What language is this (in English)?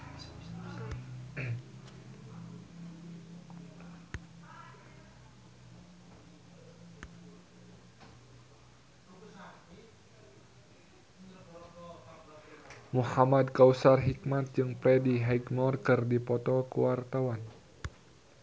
Sundanese